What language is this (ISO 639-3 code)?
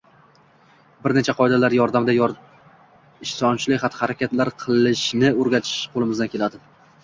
uzb